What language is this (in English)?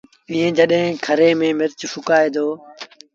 Sindhi Bhil